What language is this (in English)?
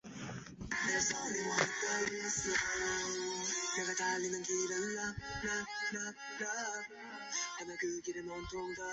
Chinese